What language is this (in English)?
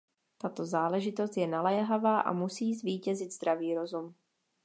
Czech